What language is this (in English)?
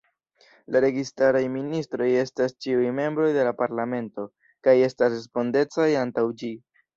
Esperanto